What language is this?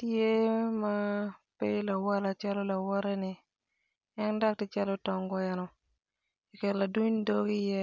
Acoli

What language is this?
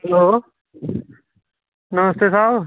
Dogri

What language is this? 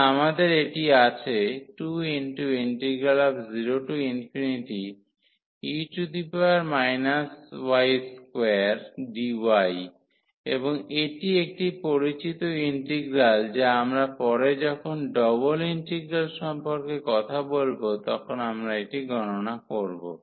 Bangla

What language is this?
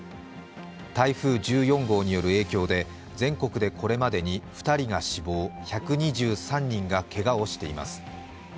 Japanese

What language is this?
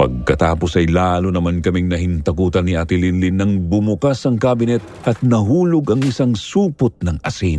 Filipino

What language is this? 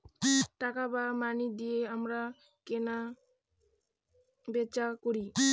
Bangla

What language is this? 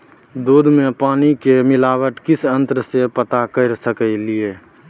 Maithili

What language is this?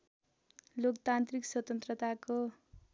Nepali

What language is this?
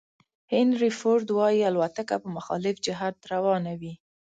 Pashto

